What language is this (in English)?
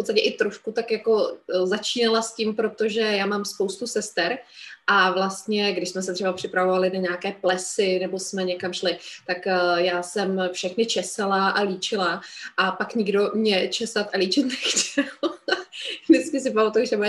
Czech